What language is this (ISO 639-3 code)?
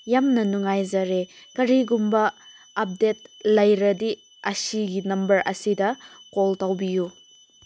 mni